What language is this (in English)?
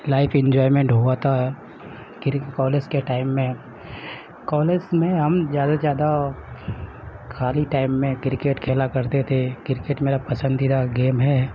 Urdu